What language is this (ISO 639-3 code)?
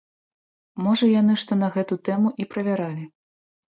bel